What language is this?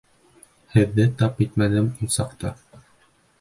Bashkir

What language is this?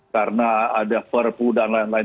Indonesian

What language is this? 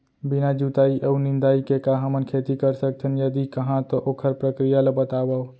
Chhattisgarhi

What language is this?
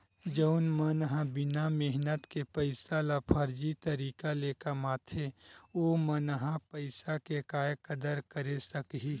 Chhattisgarhi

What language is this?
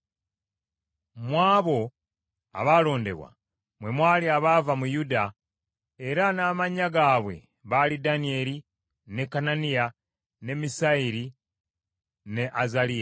Ganda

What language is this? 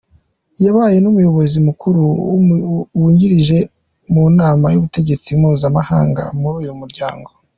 Kinyarwanda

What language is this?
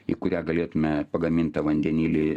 Lithuanian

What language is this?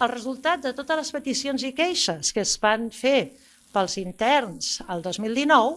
Catalan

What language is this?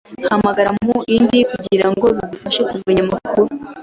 Kinyarwanda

